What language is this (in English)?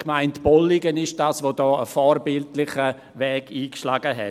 Swiss German